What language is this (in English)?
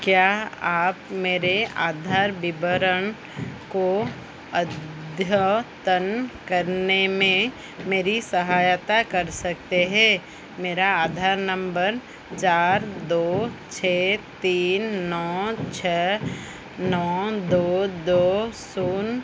Hindi